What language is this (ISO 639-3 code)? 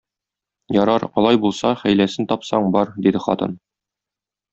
tat